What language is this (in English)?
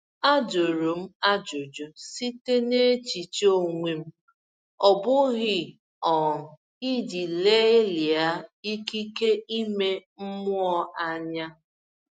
Igbo